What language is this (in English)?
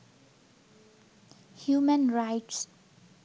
Bangla